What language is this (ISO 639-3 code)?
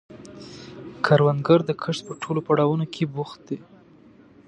pus